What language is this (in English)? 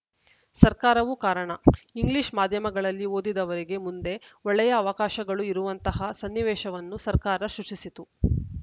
Kannada